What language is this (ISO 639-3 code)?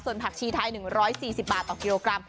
tha